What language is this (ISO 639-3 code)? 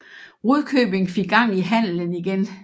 dan